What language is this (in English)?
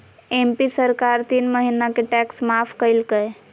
Magahi